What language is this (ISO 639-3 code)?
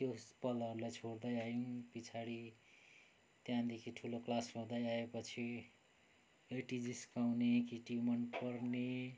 nep